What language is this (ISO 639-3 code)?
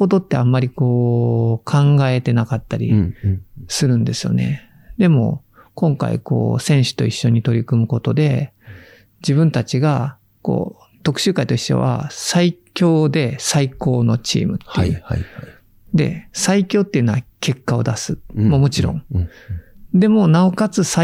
jpn